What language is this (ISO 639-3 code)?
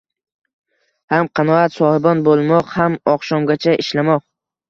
uzb